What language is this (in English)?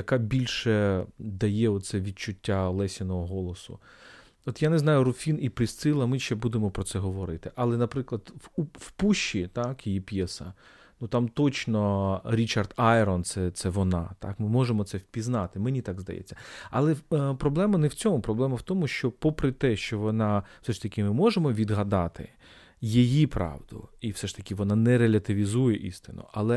Ukrainian